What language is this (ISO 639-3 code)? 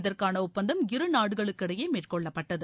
tam